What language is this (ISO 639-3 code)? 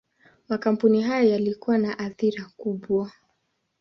swa